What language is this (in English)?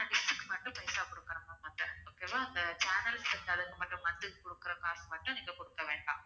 Tamil